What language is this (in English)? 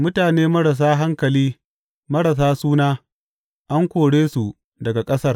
Hausa